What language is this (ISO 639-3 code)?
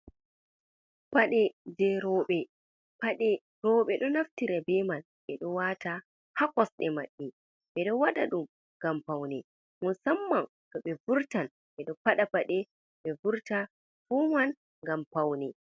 ful